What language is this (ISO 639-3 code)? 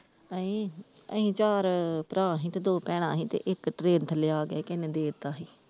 pan